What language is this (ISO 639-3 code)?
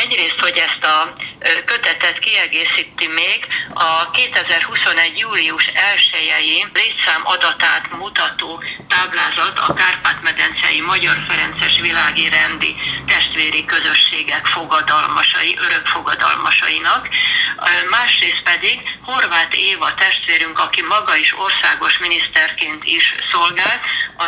hun